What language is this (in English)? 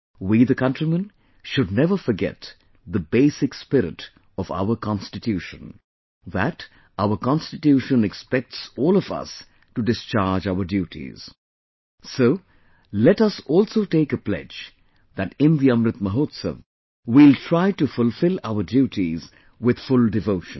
English